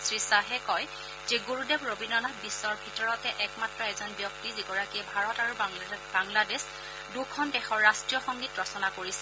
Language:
Assamese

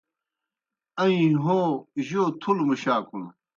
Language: Kohistani Shina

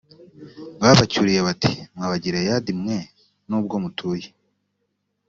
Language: Kinyarwanda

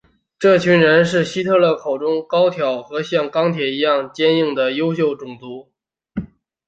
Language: Chinese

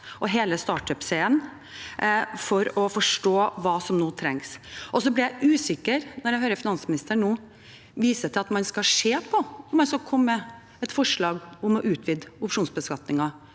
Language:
Norwegian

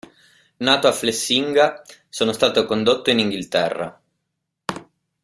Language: Italian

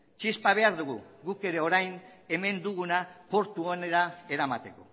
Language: Basque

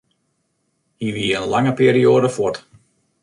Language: Western Frisian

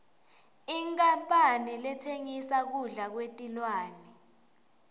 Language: Swati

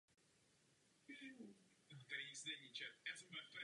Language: Czech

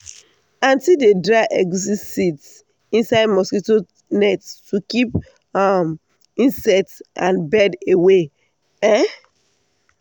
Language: Nigerian Pidgin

